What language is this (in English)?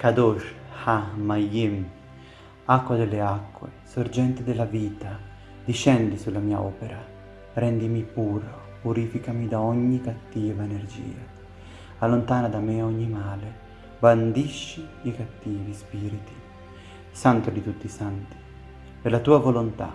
Italian